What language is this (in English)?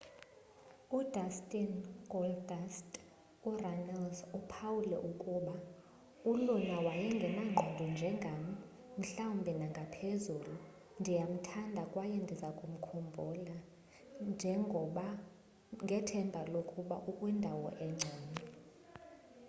Xhosa